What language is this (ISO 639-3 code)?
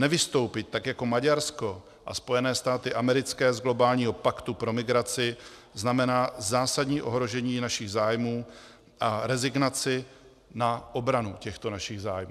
ces